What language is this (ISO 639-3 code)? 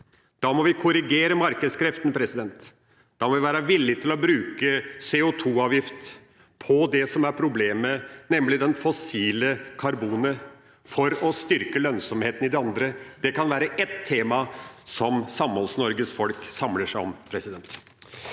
nor